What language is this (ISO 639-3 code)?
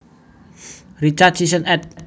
jav